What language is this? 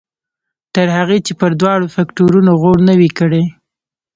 Pashto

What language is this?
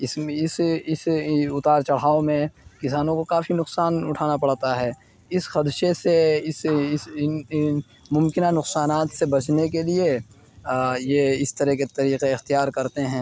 Urdu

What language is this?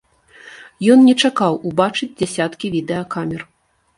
Belarusian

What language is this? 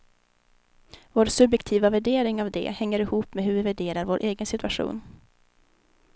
Swedish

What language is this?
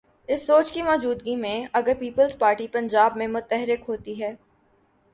Urdu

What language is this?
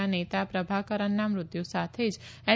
Gujarati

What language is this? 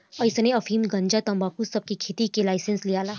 Bhojpuri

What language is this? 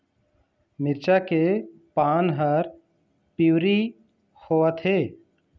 Chhattisgarhi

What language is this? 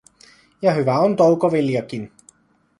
Finnish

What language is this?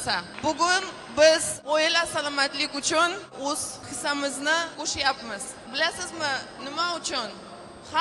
Turkish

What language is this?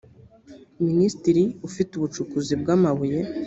Kinyarwanda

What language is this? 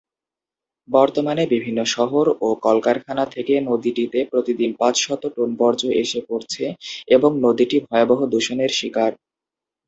Bangla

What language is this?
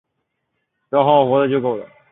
Chinese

